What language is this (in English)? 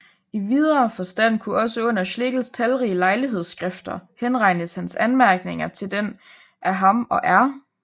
Danish